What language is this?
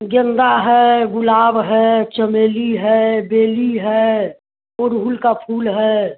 Hindi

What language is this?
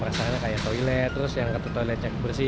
Indonesian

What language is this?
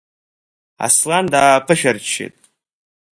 Abkhazian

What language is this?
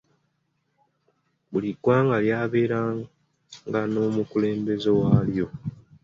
Ganda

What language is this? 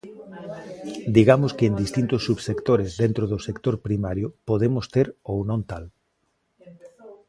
Galician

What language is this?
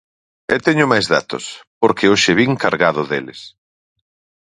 Galician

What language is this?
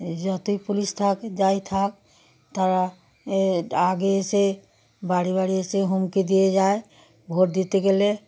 Bangla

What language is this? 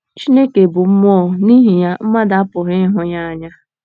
Igbo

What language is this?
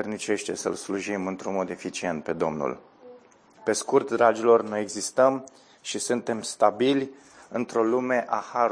Romanian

